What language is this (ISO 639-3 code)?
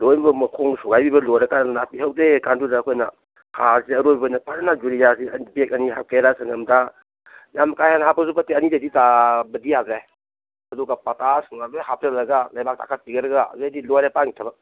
mni